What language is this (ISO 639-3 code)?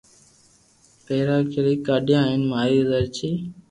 lrk